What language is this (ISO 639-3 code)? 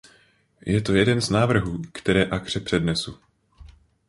ces